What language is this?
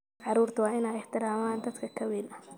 Somali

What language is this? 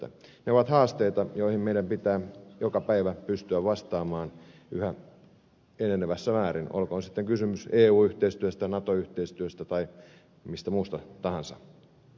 Finnish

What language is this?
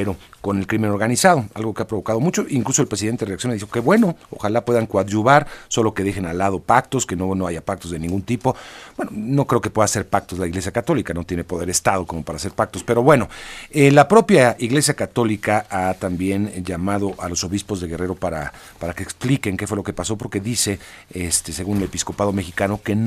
Spanish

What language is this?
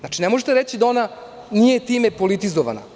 Serbian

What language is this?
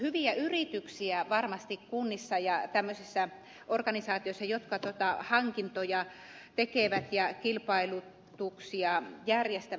Finnish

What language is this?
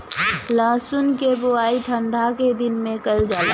Bhojpuri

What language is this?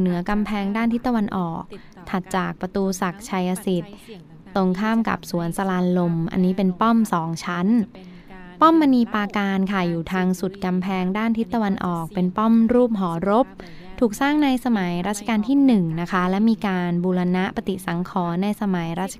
Thai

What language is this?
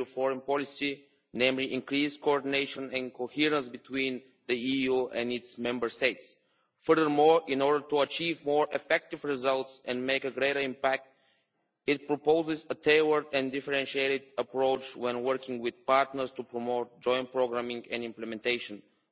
English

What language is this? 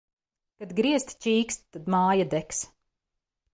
Latvian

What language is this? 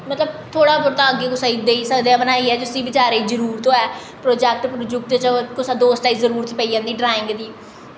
Dogri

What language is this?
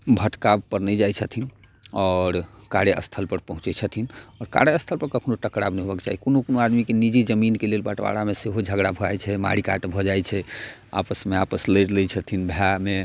Maithili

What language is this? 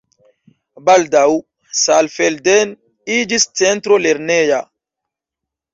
Esperanto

